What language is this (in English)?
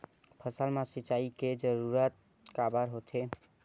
Chhattisgarhi